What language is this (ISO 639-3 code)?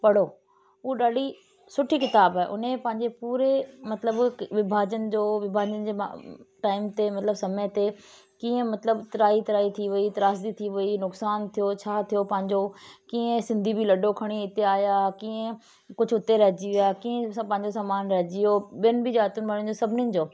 snd